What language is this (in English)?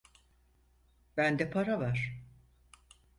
Turkish